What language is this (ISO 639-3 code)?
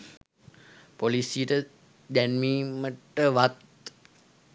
sin